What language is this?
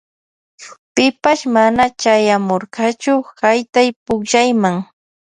Loja Highland Quichua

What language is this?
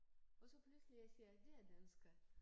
Danish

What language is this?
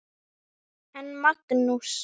Icelandic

